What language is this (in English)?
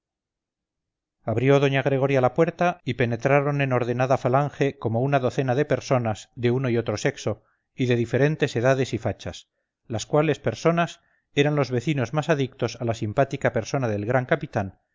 Spanish